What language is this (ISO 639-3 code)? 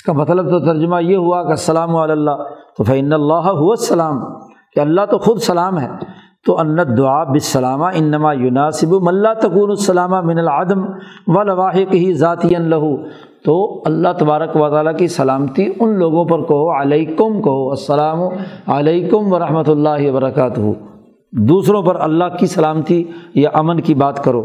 urd